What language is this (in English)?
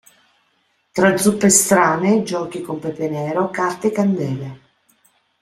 Italian